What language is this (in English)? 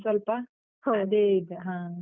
Kannada